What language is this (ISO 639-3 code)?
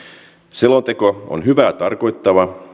fin